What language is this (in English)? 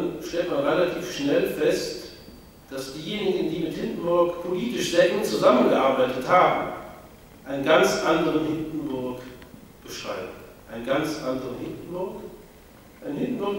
German